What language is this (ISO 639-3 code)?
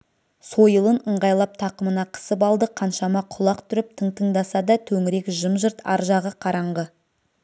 kaz